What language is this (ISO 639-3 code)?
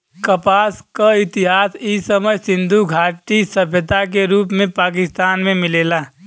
bho